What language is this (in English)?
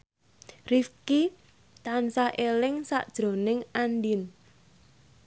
Javanese